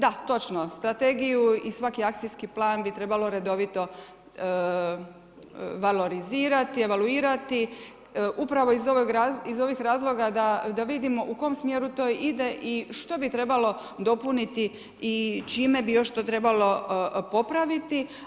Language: Croatian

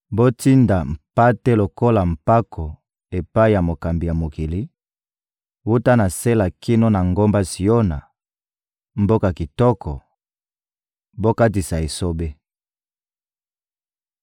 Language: Lingala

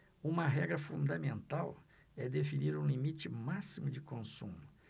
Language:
Portuguese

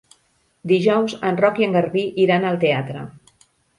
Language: Catalan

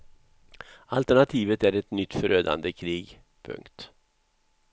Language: Swedish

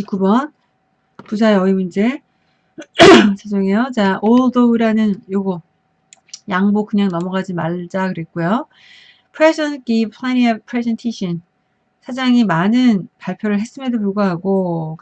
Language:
Korean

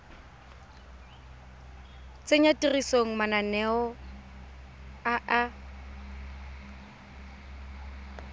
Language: Tswana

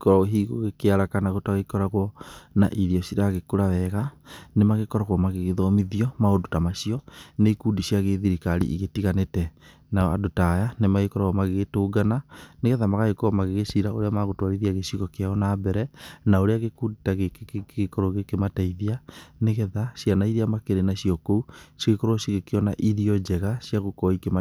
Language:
Kikuyu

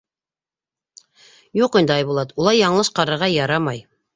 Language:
Bashkir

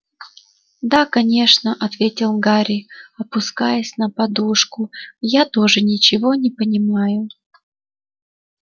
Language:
Russian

